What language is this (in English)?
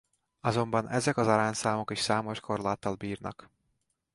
Hungarian